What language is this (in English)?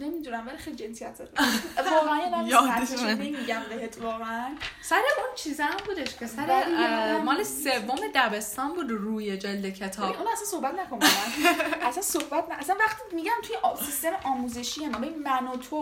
Persian